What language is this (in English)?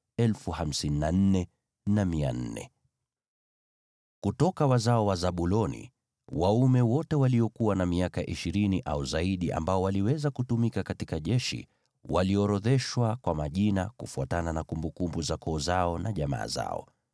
Swahili